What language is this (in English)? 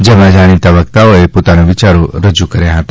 Gujarati